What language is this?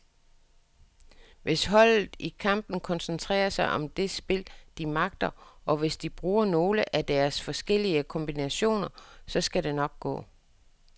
Danish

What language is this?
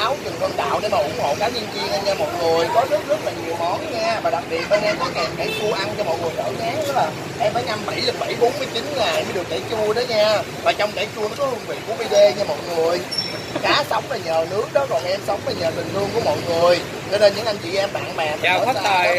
Vietnamese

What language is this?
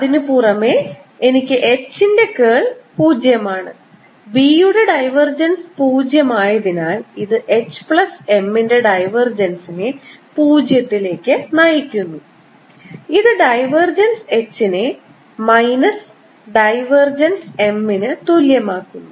Malayalam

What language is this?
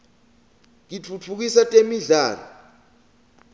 Swati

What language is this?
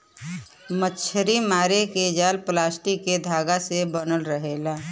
Bhojpuri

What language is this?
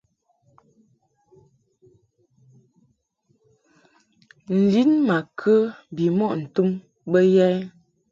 Mungaka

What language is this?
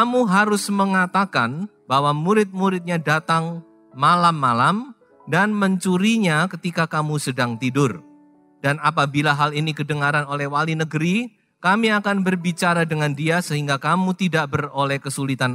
Indonesian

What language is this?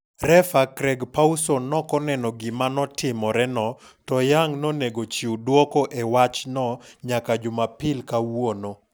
Luo (Kenya and Tanzania)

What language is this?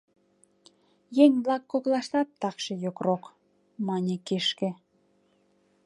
Mari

